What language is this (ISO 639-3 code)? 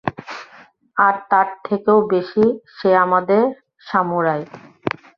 ben